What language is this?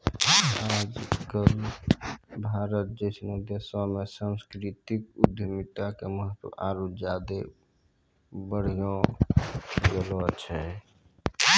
Maithili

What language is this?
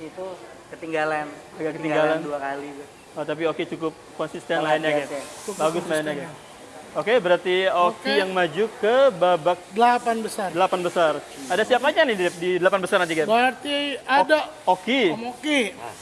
Indonesian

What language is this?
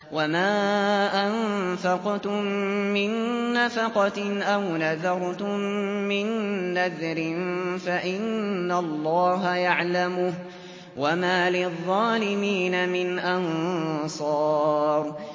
Arabic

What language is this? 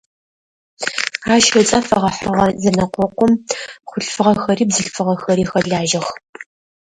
Adyghe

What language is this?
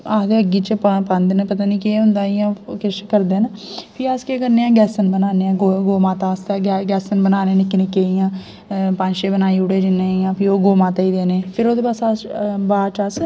Dogri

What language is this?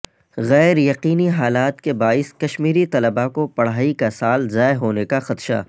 Urdu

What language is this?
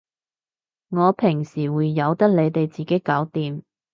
Cantonese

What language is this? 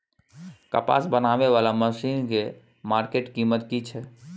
Maithili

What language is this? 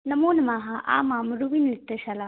Sanskrit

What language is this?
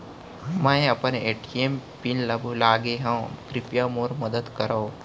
Chhattisgarhi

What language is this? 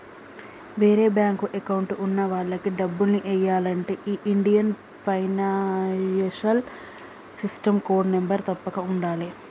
Telugu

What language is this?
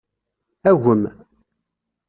Kabyle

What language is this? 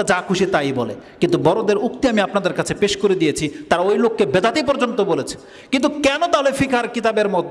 Indonesian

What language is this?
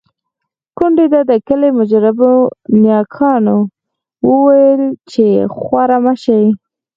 Pashto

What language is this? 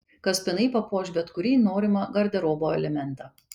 Lithuanian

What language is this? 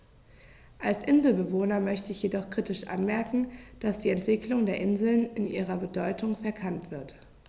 German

